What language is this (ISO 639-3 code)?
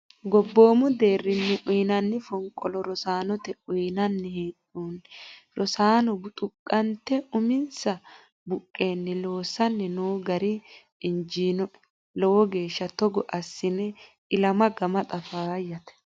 sid